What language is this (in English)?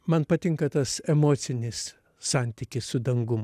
Lithuanian